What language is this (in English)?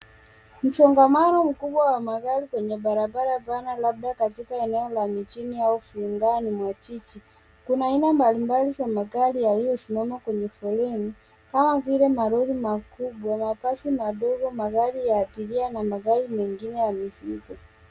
Swahili